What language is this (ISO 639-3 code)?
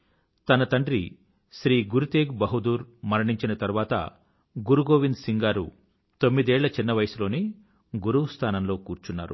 tel